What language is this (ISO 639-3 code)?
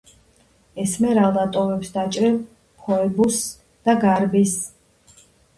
kat